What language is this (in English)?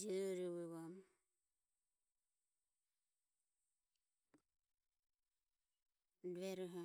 Ömie